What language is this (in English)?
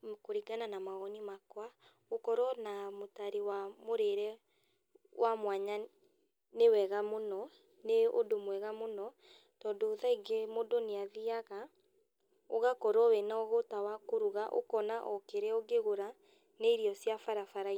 Kikuyu